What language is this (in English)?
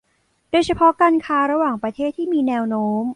Thai